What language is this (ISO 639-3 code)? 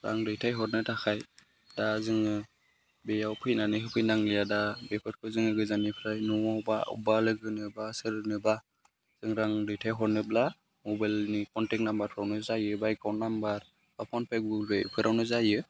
brx